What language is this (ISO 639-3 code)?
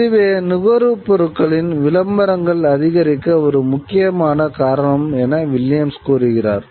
tam